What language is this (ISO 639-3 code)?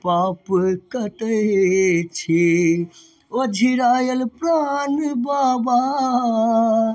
mai